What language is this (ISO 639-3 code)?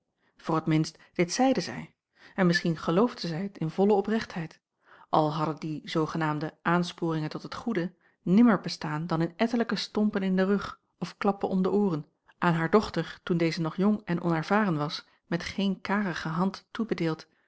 nld